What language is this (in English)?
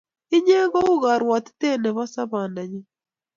Kalenjin